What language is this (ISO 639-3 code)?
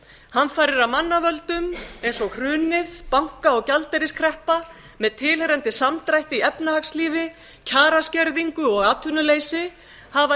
isl